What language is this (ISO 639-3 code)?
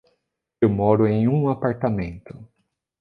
por